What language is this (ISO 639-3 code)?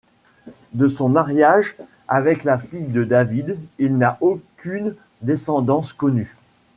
fra